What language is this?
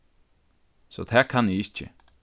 Faroese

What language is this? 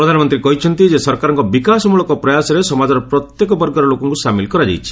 Odia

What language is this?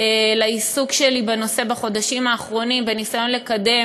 Hebrew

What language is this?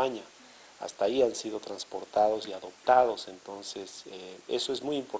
Spanish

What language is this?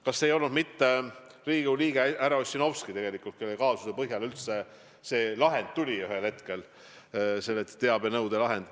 Estonian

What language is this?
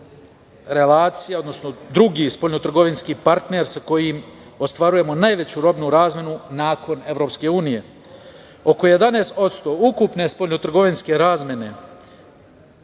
Serbian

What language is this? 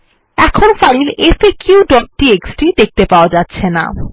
Bangla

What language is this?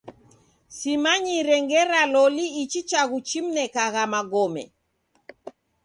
Taita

